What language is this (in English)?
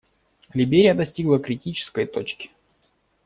Russian